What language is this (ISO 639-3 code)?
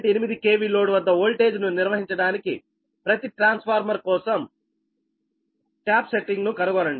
tel